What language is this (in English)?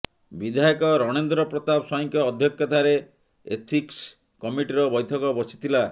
Odia